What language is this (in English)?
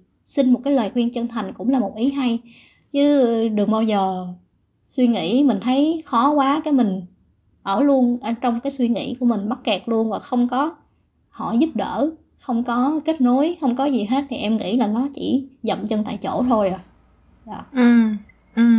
Vietnamese